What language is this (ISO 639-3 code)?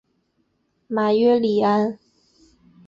zho